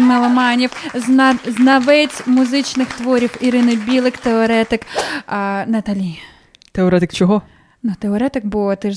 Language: Ukrainian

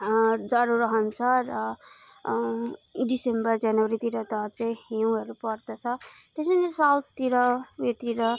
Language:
Nepali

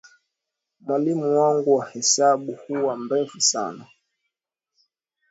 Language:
Swahili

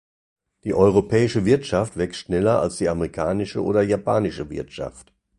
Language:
German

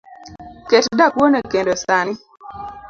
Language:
Luo (Kenya and Tanzania)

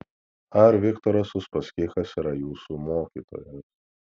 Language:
Lithuanian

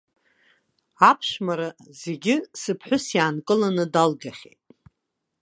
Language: Abkhazian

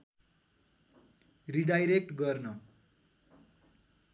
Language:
Nepali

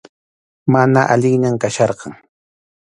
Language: Arequipa-La Unión Quechua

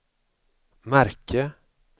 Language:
Swedish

